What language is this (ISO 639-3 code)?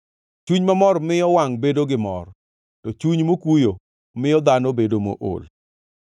luo